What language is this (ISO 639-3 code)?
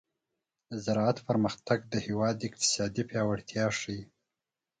pus